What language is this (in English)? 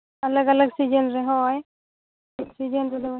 Santali